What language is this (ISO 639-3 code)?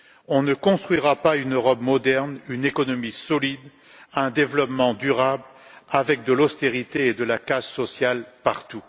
fra